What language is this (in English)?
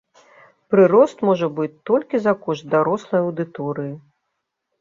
Belarusian